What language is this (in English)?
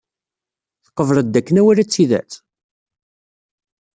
Kabyle